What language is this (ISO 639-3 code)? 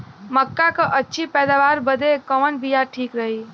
bho